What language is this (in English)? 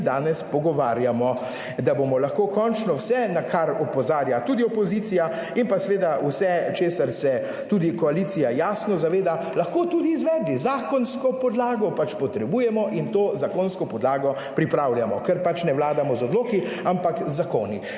Slovenian